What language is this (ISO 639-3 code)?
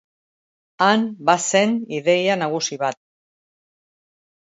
eus